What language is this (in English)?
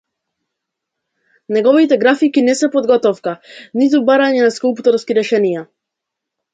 Macedonian